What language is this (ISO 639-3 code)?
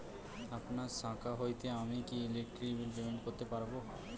ben